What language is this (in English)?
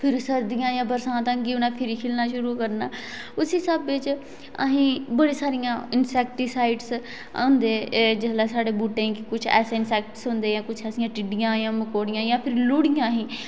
Dogri